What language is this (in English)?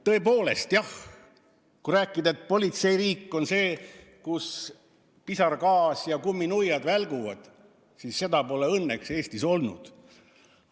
Estonian